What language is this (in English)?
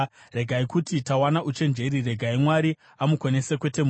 Shona